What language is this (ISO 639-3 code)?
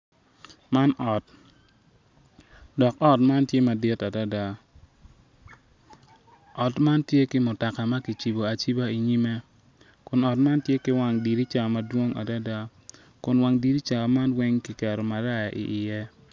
ach